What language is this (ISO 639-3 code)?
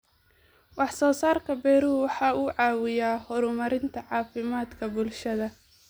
som